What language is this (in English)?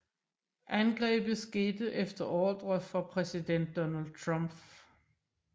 Danish